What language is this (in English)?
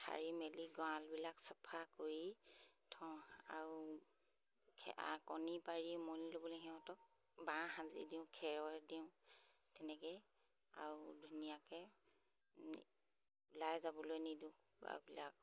Assamese